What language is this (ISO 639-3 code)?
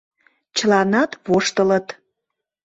chm